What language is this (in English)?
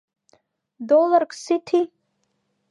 Abkhazian